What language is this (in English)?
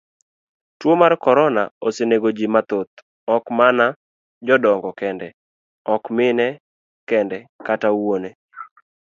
Luo (Kenya and Tanzania)